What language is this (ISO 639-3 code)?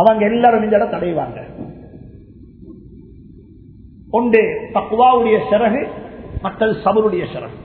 tam